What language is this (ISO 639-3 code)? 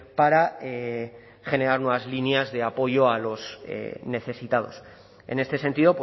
spa